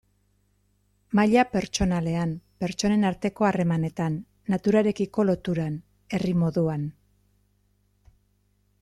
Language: Basque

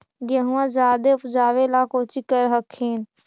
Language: Magahi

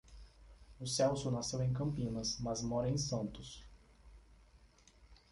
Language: Portuguese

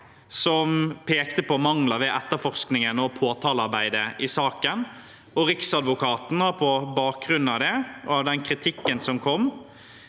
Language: Norwegian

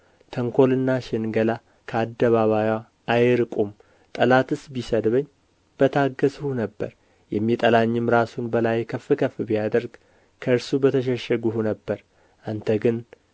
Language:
Amharic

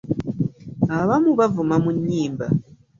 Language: Ganda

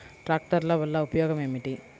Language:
Telugu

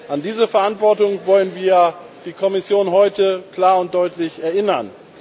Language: German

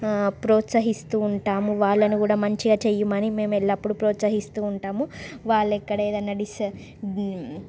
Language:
Telugu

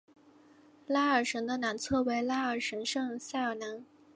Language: Chinese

